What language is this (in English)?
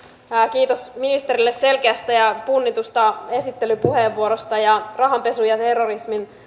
Finnish